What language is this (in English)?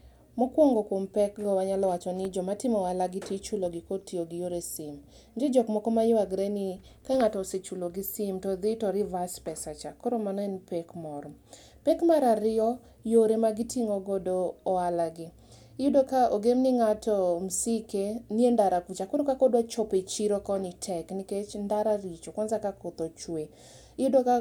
Luo (Kenya and Tanzania)